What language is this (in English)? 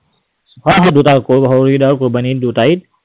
Assamese